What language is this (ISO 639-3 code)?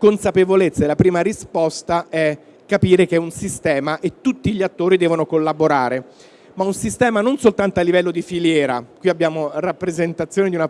ita